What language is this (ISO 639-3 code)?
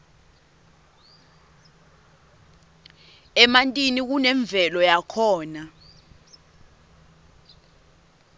ssw